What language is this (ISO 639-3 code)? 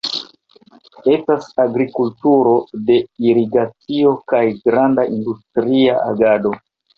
epo